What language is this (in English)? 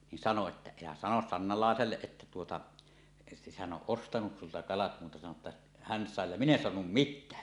Finnish